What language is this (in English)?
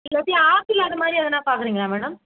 Tamil